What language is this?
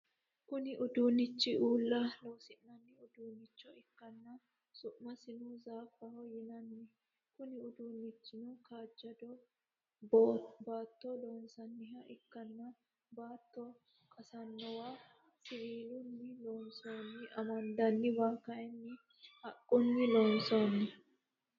Sidamo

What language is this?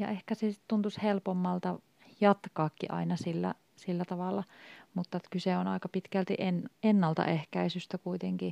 Finnish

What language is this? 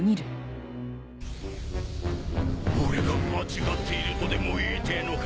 Japanese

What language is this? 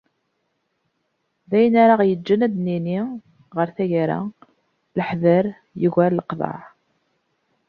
Kabyle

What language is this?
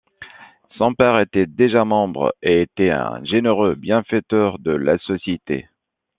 French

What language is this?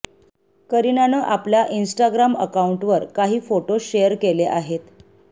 Marathi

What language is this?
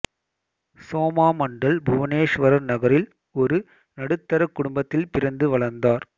Tamil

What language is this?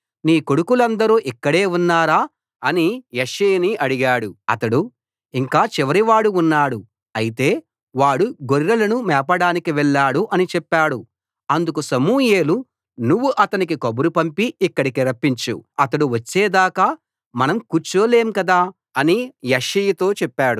Telugu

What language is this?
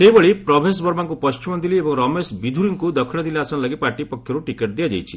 Odia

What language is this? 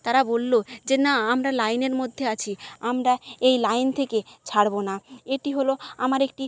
Bangla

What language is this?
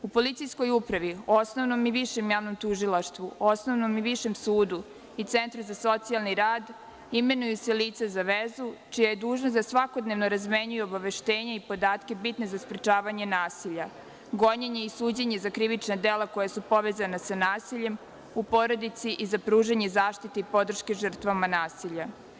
Serbian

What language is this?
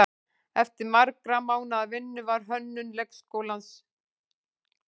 Icelandic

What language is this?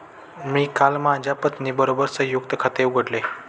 Marathi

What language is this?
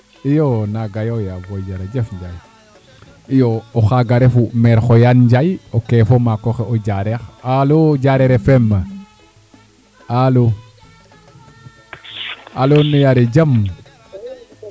Serer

